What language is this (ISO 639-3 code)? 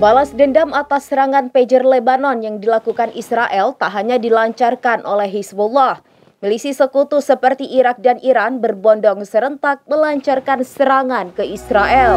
ind